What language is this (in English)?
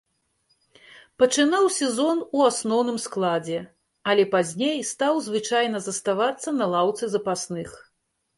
Belarusian